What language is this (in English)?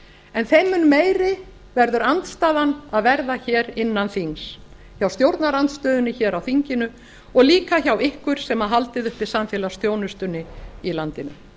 Icelandic